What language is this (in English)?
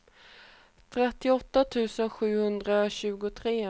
Swedish